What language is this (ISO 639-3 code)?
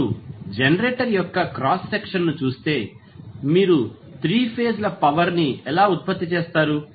tel